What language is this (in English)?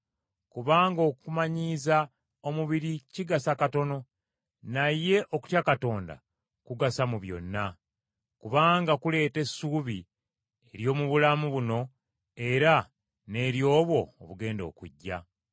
Ganda